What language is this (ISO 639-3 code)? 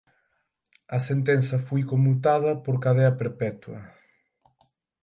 glg